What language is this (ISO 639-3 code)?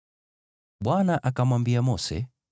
swa